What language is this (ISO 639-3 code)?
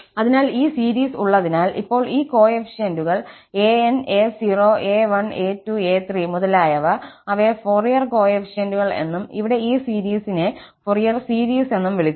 mal